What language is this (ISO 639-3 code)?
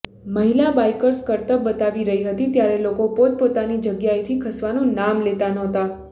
guj